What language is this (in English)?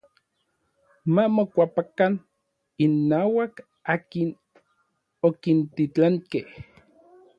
Orizaba Nahuatl